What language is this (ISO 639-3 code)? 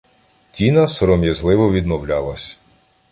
ukr